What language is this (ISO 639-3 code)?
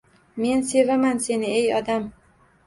uzb